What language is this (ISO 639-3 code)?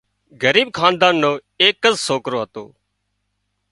kxp